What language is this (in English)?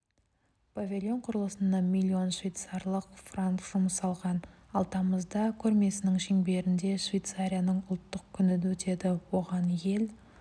Kazakh